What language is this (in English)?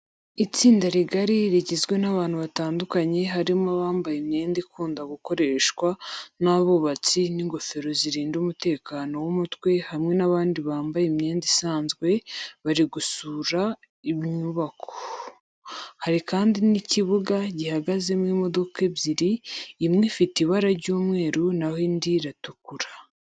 Kinyarwanda